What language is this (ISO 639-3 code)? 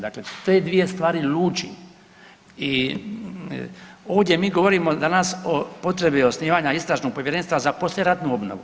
hrv